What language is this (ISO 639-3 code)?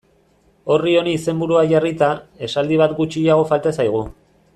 eus